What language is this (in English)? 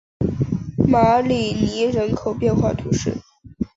Chinese